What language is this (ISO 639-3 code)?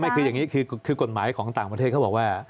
tha